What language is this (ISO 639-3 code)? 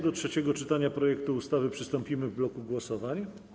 pol